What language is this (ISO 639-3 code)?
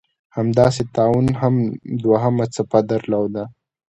pus